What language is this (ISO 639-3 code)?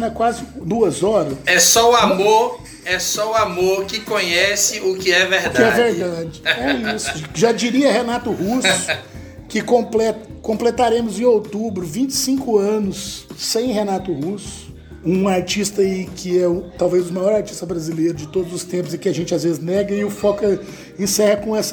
por